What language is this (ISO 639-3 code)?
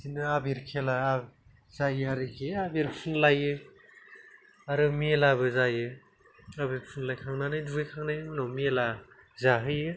brx